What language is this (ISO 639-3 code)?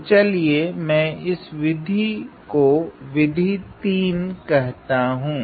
hin